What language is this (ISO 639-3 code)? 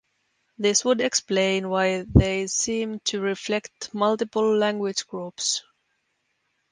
eng